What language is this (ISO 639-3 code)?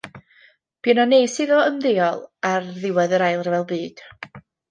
cym